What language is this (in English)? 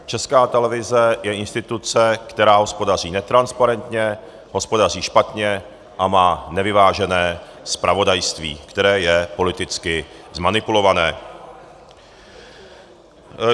Czech